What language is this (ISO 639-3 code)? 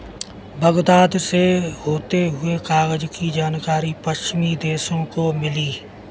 hin